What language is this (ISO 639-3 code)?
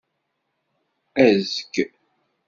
kab